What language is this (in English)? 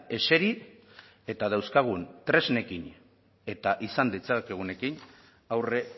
Basque